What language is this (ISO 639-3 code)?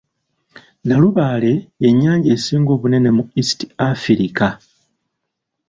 lug